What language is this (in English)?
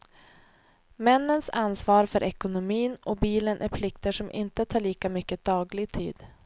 Swedish